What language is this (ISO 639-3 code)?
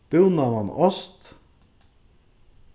fao